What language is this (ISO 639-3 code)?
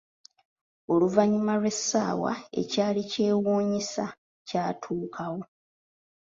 lug